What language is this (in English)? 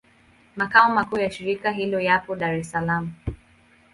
Swahili